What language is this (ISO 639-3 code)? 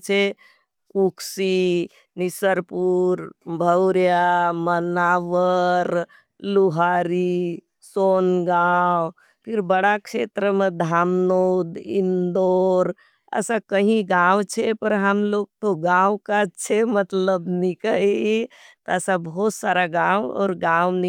noe